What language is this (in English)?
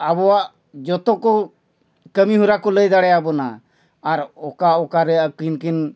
Santali